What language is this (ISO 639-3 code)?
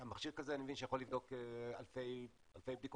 heb